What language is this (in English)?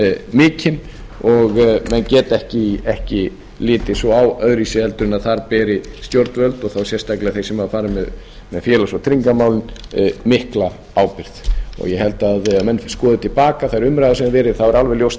Icelandic